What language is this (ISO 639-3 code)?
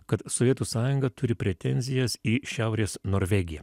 lit